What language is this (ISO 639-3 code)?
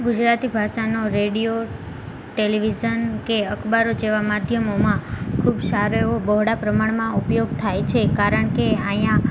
guj